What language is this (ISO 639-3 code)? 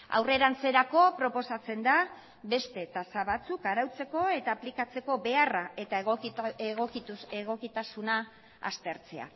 eus